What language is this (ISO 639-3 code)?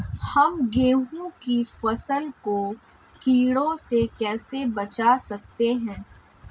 hin